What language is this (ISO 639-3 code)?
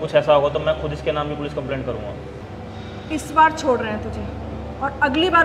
hin